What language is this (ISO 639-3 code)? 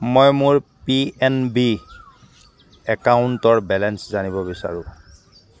asm